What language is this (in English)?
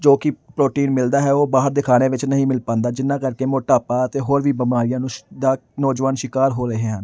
Punjabi